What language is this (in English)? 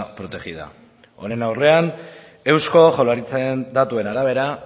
Basque